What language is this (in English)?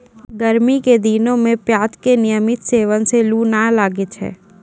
Maithili